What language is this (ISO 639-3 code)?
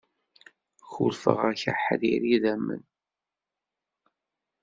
kab